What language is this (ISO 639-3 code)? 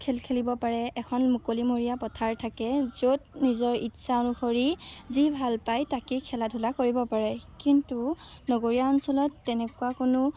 asm